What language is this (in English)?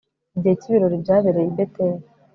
Kinyarwanda